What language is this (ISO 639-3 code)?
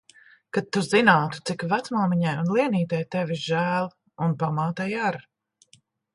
lav